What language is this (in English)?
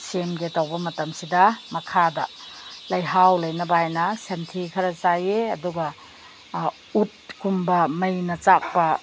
Manipuri